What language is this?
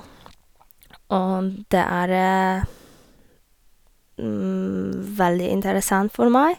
Norwegian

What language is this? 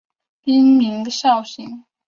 Chinese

